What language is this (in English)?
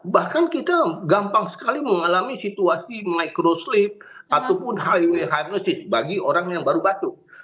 Indonesian